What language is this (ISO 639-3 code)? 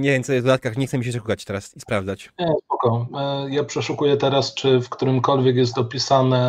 pol